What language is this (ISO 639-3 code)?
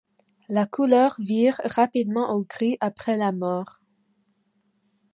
fra